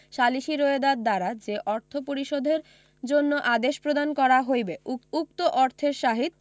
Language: Bangla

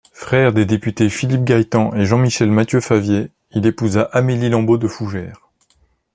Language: French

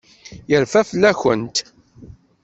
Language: Kabyle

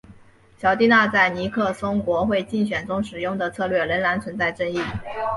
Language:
Chinese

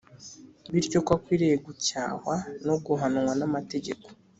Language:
Kinyarwanda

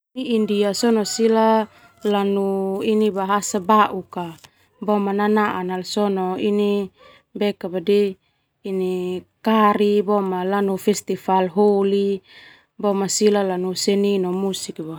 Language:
Termanu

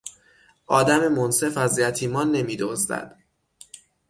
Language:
Persian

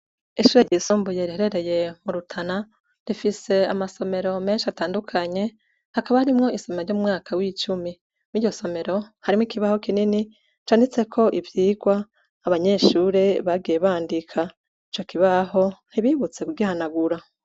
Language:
Rundi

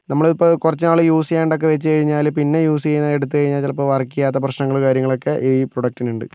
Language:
Malayalam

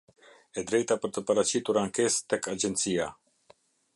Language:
Albanian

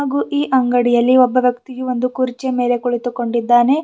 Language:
Kannada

